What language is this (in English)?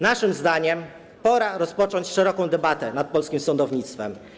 Polish